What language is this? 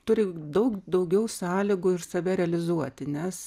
Lithuanian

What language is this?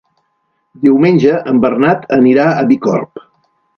Catalan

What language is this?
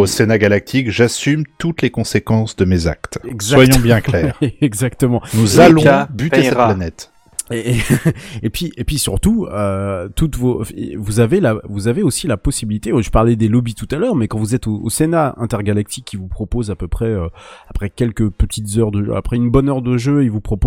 French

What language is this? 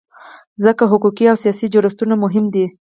Pashto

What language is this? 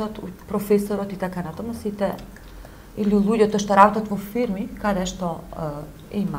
Macedonian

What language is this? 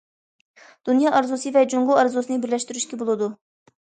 Uyghur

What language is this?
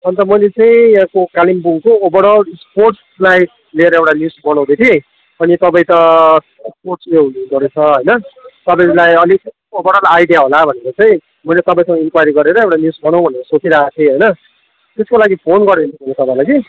Nepali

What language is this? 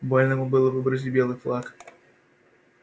Russian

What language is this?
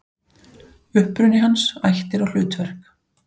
Icelandic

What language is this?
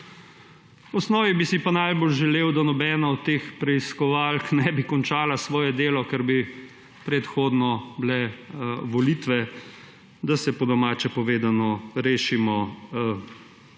Slovenian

